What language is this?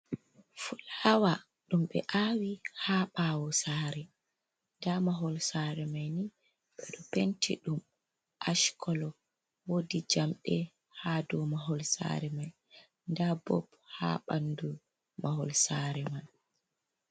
Fula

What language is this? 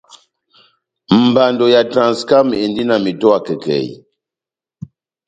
Batanga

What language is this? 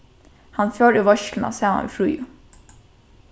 Faroese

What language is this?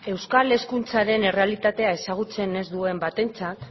Basque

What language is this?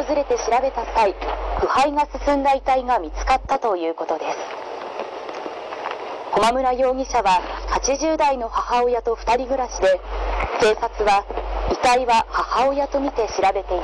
Japanese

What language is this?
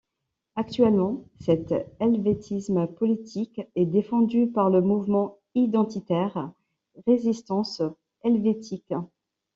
French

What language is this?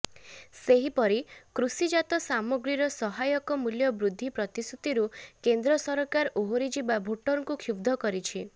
Odia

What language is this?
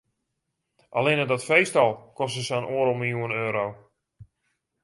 Western Frisian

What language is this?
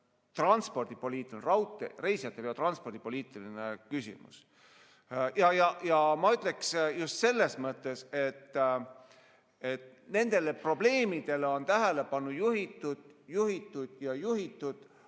Estonian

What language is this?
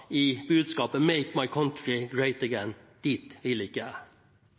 Norwegian Bokmål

